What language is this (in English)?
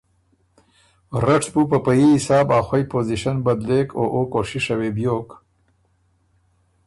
Ormuri